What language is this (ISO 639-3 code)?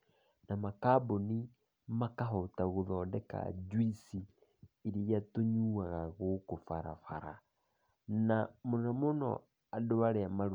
kik